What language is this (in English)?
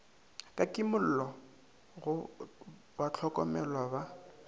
Northern Sotho